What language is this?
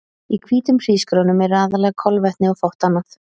Icelandic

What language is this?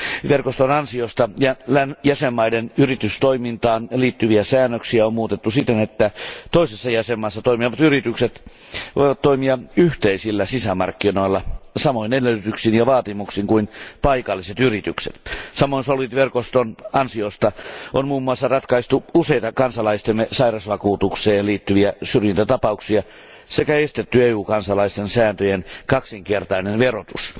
Finnish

